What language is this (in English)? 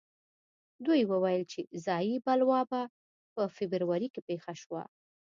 Pashto